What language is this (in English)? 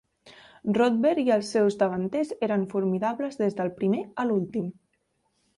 Catalan